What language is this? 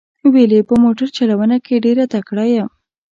Pashto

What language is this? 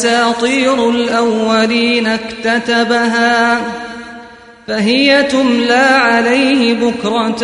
Russian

